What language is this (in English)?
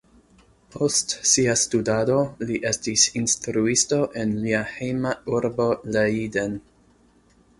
Esperanto